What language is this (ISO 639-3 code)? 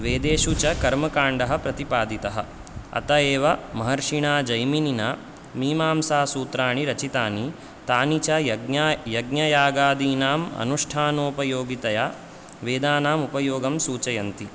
san